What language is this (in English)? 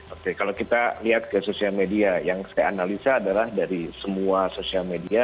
Indonesian